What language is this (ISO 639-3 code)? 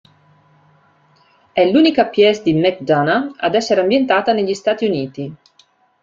ita